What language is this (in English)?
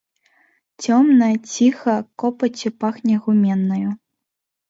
Belarusian